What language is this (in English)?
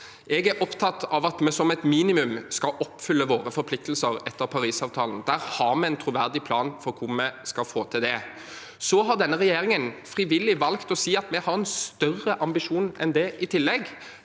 Norwegian